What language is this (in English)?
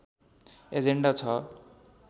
Nepali